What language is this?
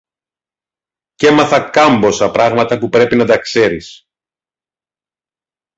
Greek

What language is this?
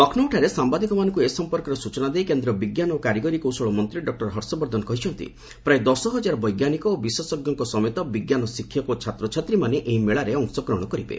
Odia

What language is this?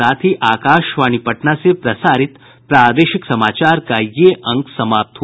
Hindi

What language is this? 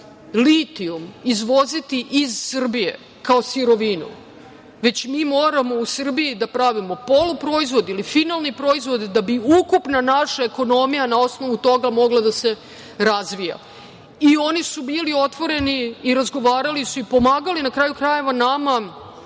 Serbian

